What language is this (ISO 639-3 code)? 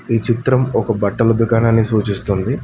tel